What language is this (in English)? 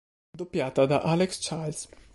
Italian